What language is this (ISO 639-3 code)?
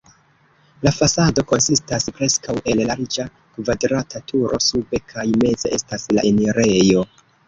epo